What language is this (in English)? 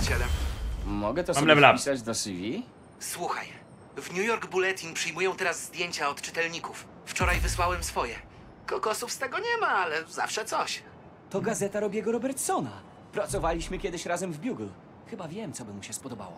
Polish